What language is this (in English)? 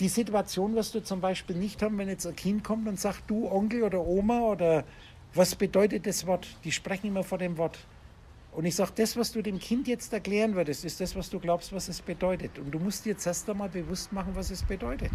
German